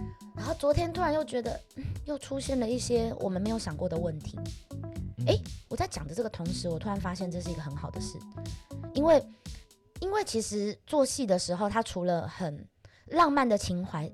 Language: Chinese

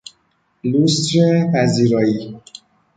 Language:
Persian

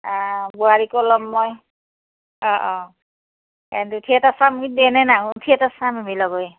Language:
Assamese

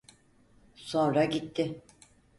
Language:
Turkish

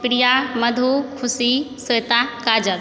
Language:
Maithili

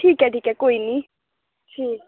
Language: Dogri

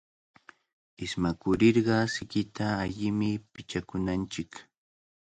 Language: Cajatambo North Lima Quechua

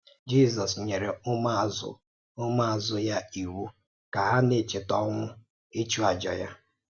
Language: Igbo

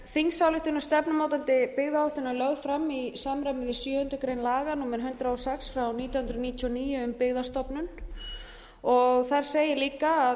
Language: Icelandic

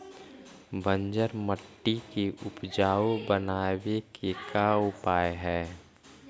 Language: Magahi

